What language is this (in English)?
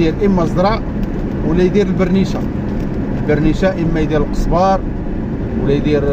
Arabic